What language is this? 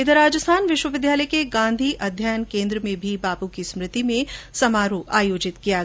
Hindi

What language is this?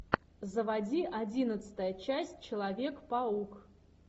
Russian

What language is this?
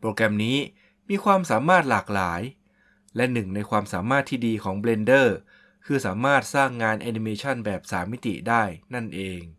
Thai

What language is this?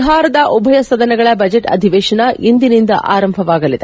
Kannada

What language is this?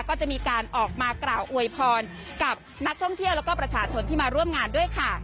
Thai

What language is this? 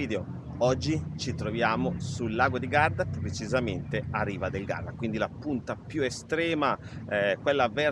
Italian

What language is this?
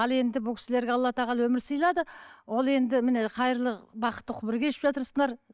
Kazakh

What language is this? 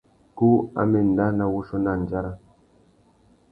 Tuki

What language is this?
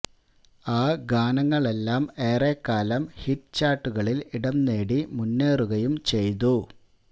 Malayalam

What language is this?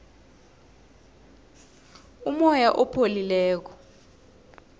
South Ndebele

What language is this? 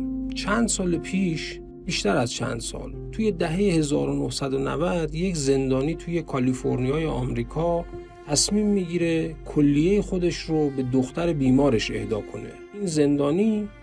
Persian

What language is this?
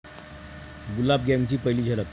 Marathi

